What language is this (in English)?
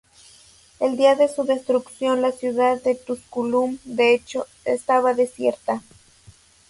Spanish